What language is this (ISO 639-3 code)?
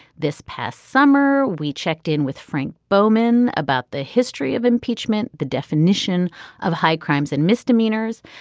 eng